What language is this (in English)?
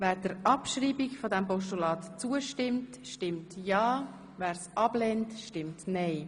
Swiss German